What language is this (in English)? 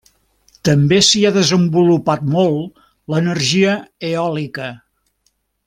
Catalan